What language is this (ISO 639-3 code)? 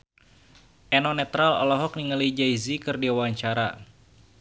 sun